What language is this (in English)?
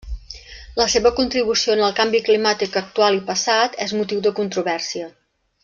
Catalan